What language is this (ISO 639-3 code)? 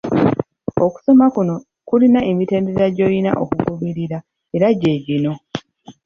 lug